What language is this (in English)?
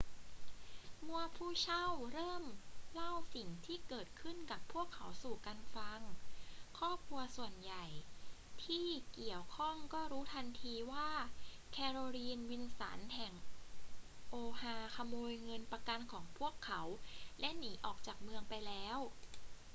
Thai